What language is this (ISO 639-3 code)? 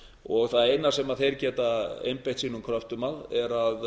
isl